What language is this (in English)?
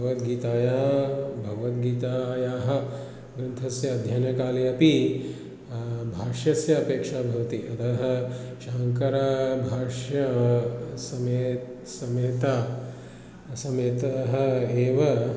Sanskrit